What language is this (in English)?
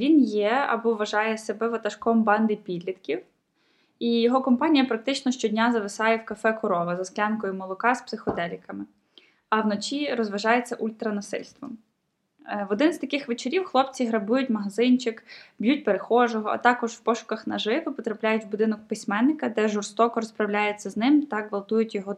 Ukrainian